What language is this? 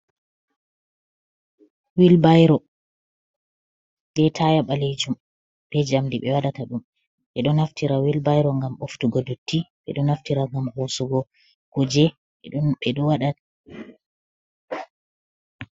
Fula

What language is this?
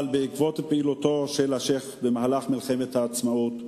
Hebrew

